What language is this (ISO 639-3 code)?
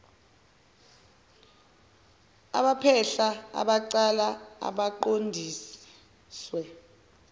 zul